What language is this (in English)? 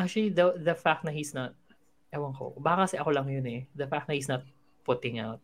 Filipino